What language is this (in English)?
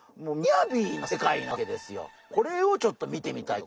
Japanese